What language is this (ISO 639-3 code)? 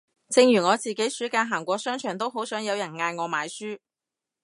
yue